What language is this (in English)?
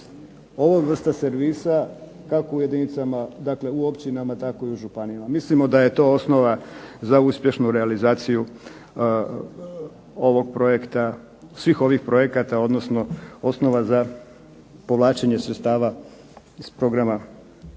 Croatian